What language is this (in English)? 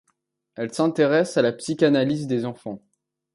French